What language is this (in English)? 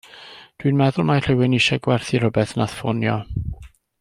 Welsh